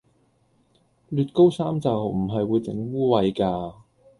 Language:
Cantonese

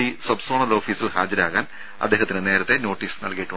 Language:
Malayalam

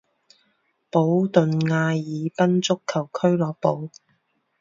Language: Chinese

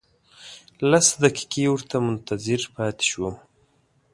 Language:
Pashto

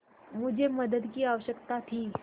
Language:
Hindi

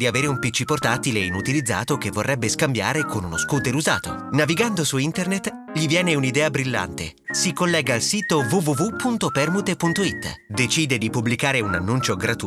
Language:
Italian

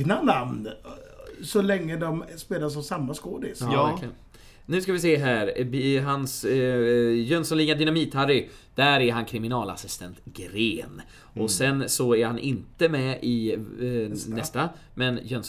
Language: Swedish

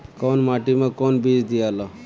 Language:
Bhojpuri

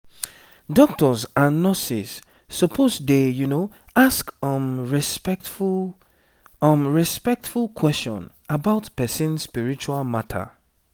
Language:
Nigerian Pidgin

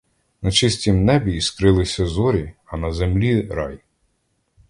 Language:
Ukrainian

